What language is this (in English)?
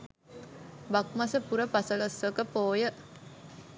Sinhala